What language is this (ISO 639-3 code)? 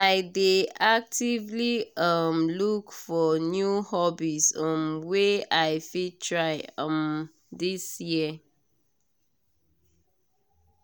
pcm